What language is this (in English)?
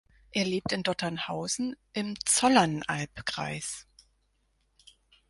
German